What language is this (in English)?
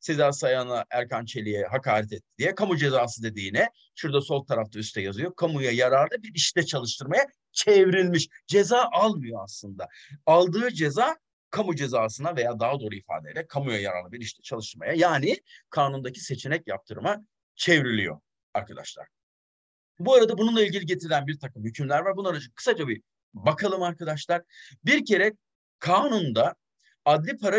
Turkish